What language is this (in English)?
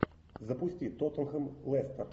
Russian